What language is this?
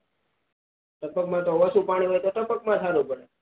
Gujarati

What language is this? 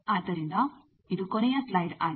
Kannada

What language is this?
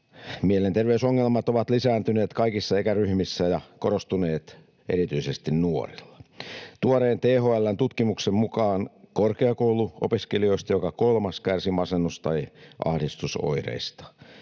Finnish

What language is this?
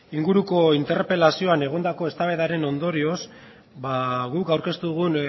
Basque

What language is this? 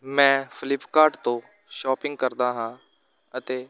Punjabi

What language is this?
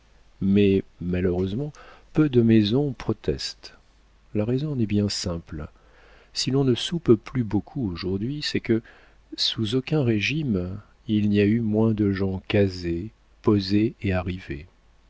French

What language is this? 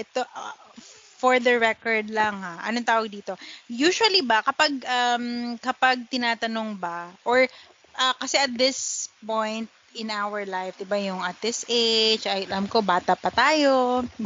Filipino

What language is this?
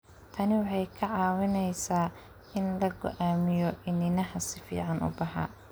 Somali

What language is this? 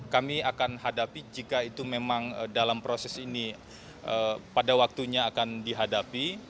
Indonesian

